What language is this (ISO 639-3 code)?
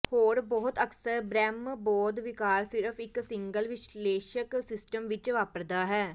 pan